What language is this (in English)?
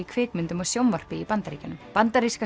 Icelandic